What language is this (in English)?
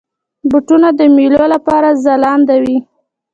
Pashto